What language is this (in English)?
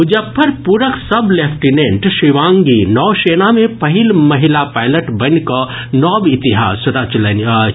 Maithili